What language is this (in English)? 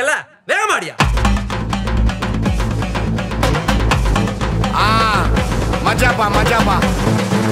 Hindi